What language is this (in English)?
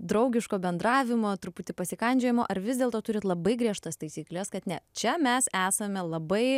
Lithuanian